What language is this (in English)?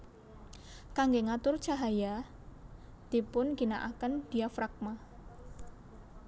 Javanese